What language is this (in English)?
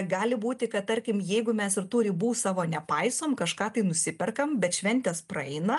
Lithuanian